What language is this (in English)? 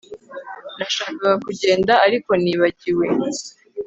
Kinyarwanda